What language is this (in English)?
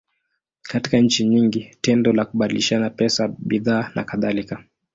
Swahili